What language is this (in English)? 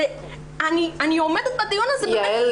Hebrew